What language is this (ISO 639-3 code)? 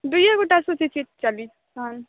mai